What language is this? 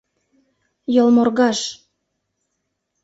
Mari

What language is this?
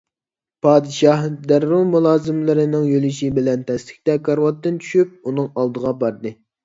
Uyghur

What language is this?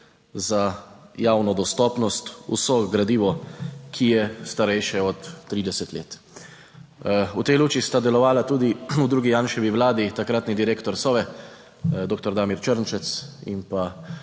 Slovenian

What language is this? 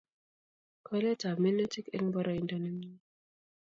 Kalenjin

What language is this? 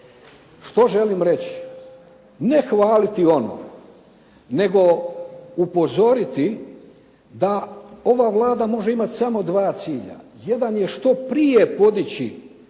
Croatian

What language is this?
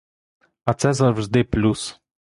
Ukrainian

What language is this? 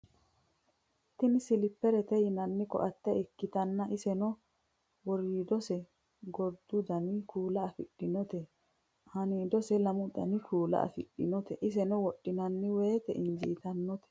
Sidamo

